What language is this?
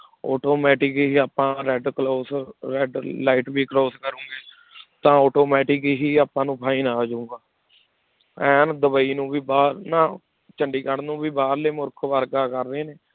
Punjabi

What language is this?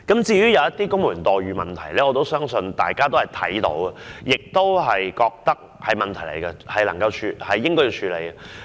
Cantonese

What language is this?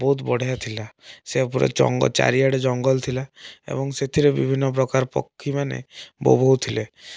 Odia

